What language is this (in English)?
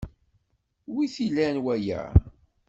Kabyle